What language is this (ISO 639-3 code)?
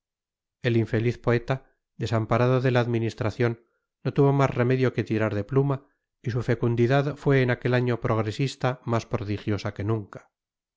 spa